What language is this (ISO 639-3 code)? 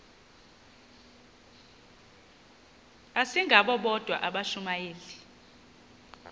xho